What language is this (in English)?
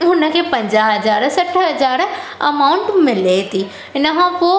Sindhi